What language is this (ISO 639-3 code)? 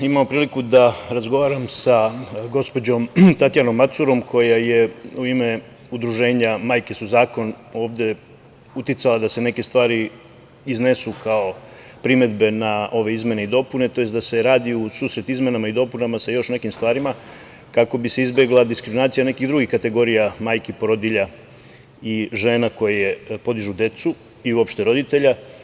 srp